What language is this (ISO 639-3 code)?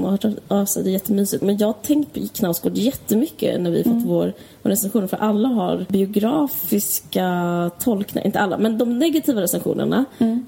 swe